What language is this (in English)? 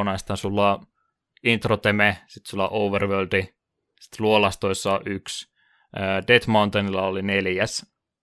Finnish